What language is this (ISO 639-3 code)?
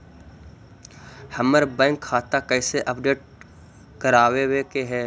mag